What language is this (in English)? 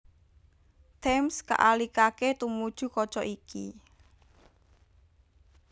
Javanese